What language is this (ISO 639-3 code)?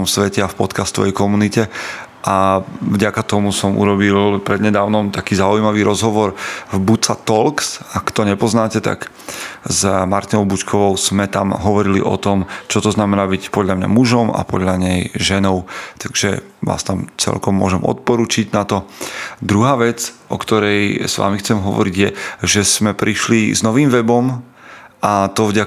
slk